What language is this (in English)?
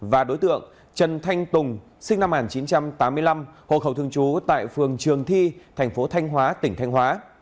Vietnamese